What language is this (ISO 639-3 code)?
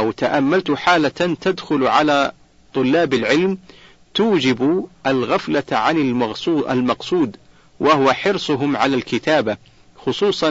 ara